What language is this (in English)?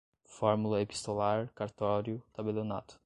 Portuguese